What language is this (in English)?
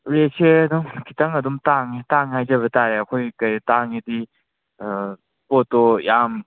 Manipuri